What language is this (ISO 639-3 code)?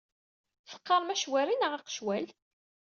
kab